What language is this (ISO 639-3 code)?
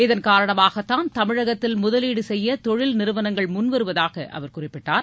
tam